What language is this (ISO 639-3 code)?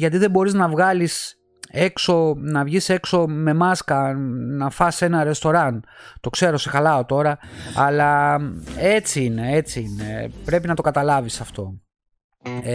ell